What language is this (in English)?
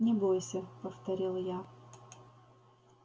Russian